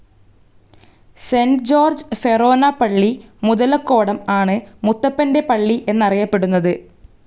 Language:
Malayalam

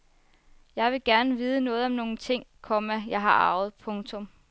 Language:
Danish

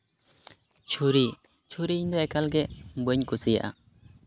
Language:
Santali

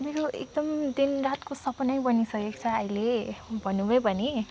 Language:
Nepali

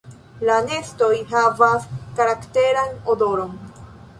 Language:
Esperanto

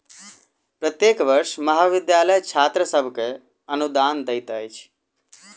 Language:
Maithili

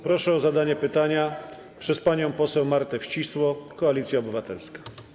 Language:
Polish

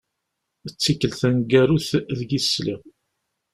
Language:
Kabyle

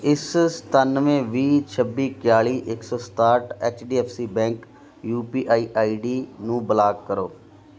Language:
Punjabi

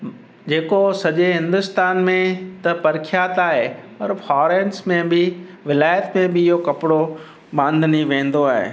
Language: Sindhi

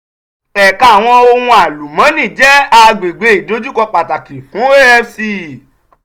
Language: Yoruba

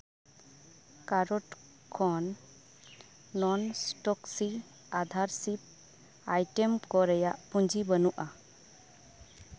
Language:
Santali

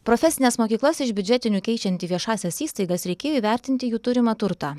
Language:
Lithuanian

